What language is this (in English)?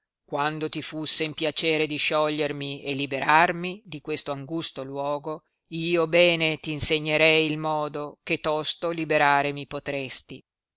Italian